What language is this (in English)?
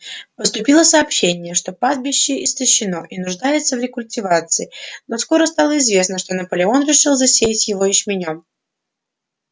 Russian